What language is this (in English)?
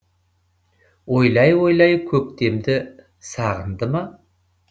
Kazakh